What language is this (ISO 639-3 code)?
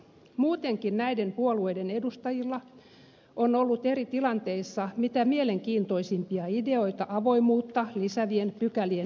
fin